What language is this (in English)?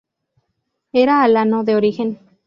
Spanish